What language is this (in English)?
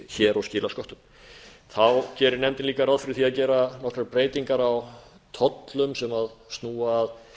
Icelandic